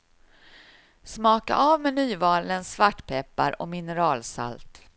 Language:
Swedish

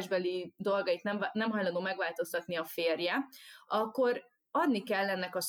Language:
Hungarian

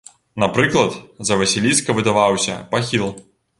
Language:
Belarusian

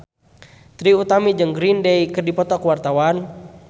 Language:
Sundanese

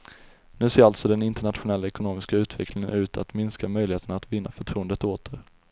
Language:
Swedish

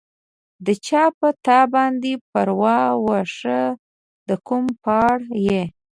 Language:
Pashto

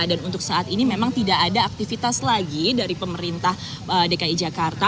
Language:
Indonesian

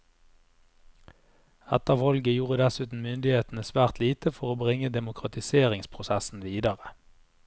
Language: Norwegian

